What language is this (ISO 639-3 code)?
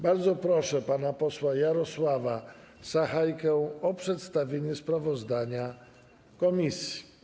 pol